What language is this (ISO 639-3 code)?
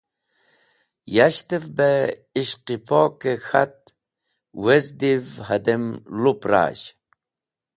wbl